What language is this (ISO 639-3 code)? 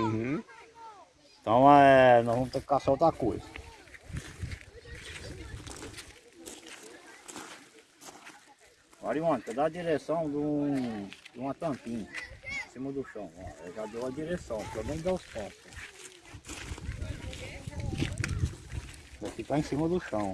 por